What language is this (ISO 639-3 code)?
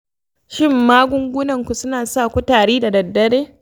hau